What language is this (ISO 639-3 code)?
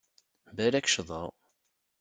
kab